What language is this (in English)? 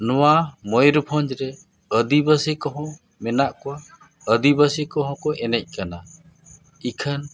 Santali